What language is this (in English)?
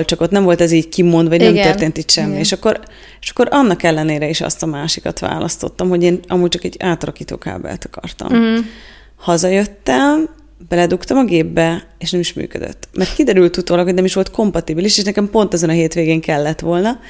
Hungarian